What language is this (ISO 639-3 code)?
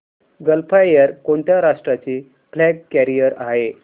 mar